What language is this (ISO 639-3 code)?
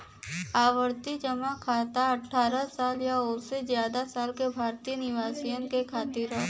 bho